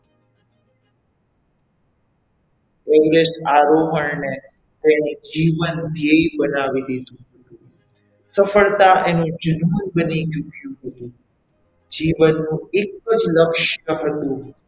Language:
Gujarati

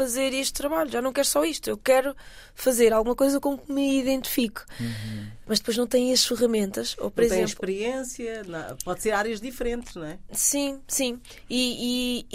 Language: Portuguese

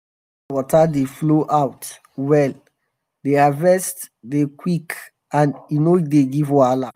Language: Nigerian Pidgin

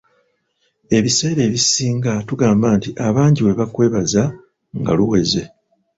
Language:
Ganda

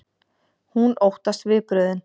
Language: Icelandic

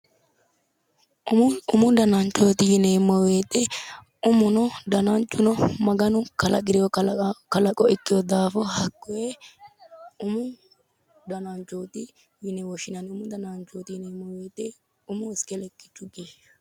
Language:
Sidamo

